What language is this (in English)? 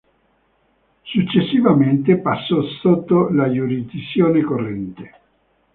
Italian